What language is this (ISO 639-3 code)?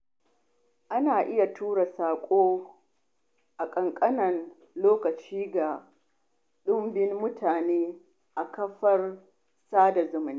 hau